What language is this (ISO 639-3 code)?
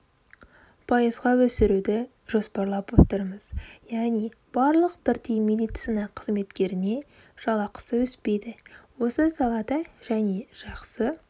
kaz